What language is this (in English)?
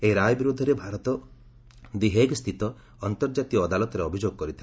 Odia